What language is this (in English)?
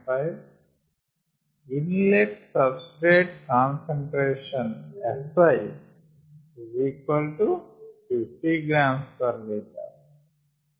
Telugu